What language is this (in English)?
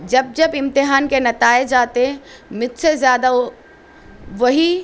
Urdu